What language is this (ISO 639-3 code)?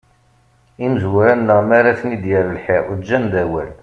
kab